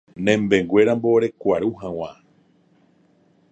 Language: Guarani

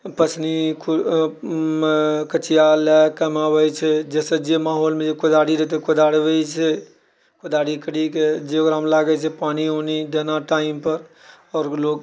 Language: Maithili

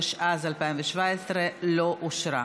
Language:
Hebrew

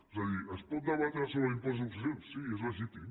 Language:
Catalan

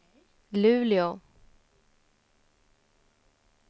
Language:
Swedish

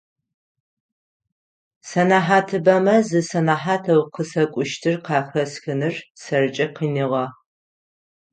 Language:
Adyghe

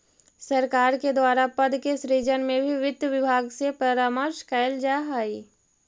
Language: Magahi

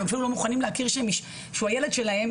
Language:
Hebrew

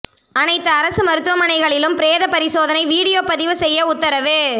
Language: Tamil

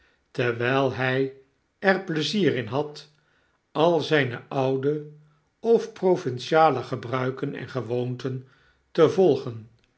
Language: Dutch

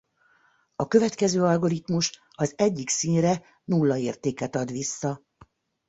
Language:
Hungarian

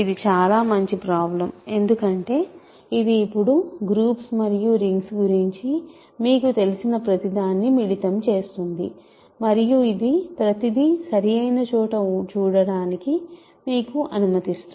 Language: Telugu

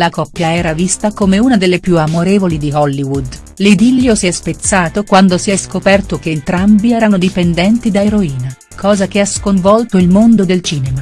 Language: Italian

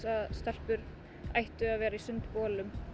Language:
Icelandic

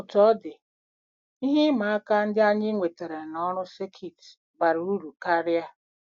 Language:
Igbo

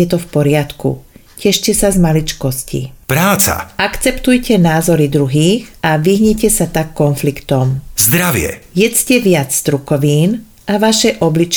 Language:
Czech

